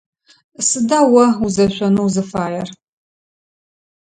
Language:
Adyghe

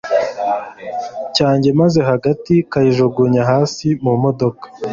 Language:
Kinyarwanda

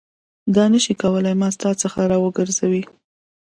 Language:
Pashto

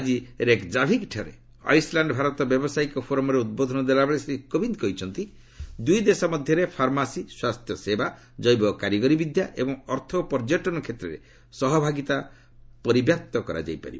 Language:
Odia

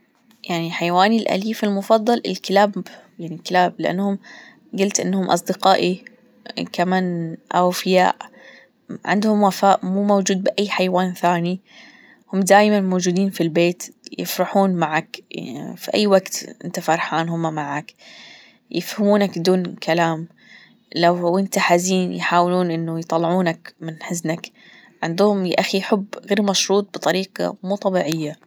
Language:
Gulf Arabic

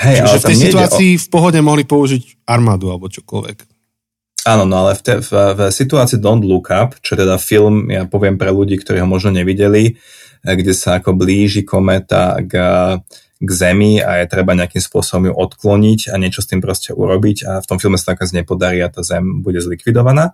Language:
Slovak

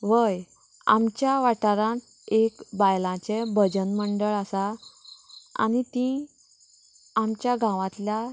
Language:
Konkani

